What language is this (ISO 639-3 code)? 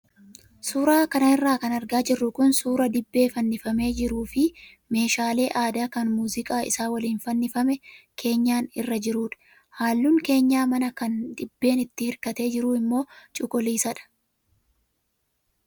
orm